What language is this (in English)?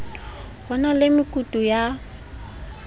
Southern Sotho